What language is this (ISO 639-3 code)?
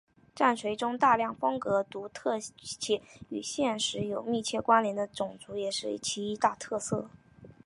zho